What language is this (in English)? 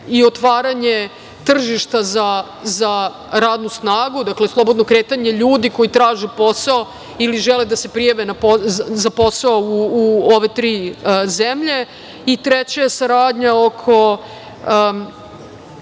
Serbian